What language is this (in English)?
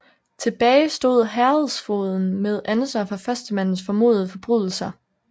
Danish